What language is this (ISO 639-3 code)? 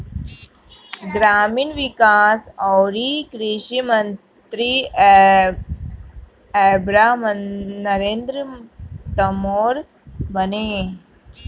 bho